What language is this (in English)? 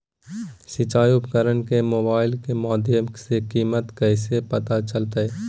Magahi